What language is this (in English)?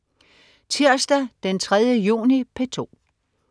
Danish